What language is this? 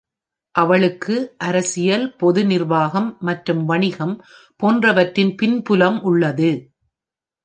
Tamil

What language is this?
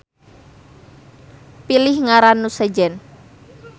Sundanese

